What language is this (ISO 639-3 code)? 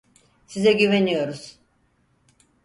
tur